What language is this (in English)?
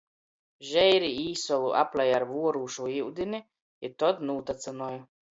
Latgalian